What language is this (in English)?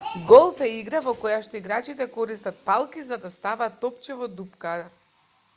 Macedonian